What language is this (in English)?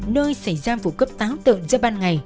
Vietnamese